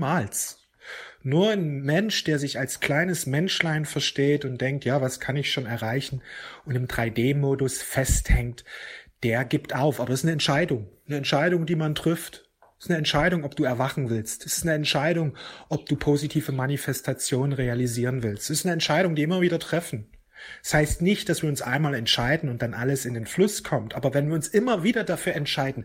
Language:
German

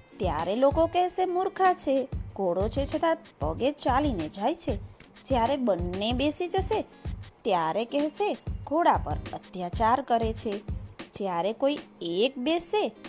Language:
Gujarati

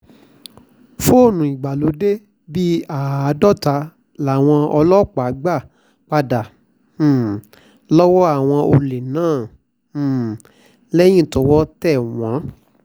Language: Yoruba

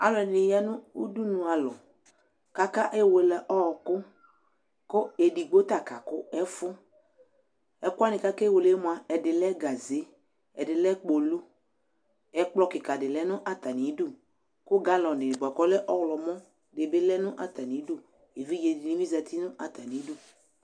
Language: Ikposo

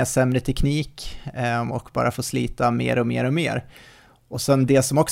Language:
Swedish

